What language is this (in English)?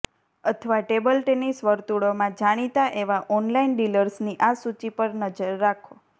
Gujarati